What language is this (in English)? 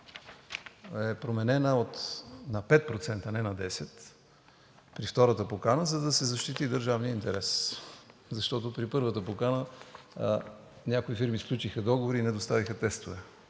Bulgarian